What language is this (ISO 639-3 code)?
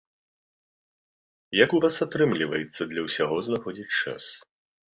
bel